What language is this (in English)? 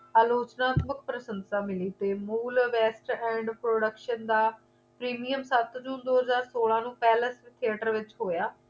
Punjabi